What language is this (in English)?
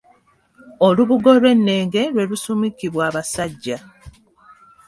Ganda